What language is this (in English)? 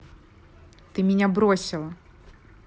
Russian